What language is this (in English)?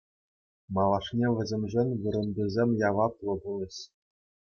Chuvash